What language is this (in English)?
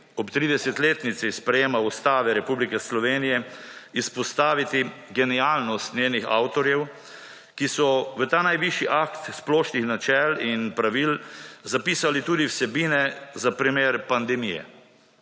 Slovenian